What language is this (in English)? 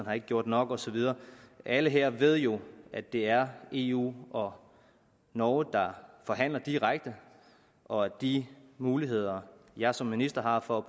Danish